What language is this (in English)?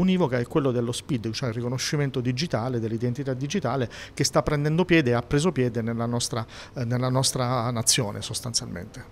Italian